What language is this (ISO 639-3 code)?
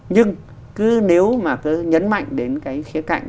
vie